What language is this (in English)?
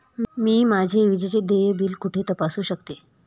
Marathi